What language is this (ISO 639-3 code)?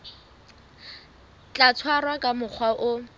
sot